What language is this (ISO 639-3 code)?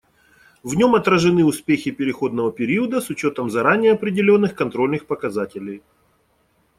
rus